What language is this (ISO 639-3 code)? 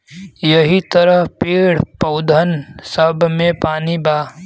bho